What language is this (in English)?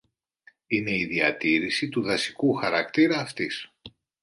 Greek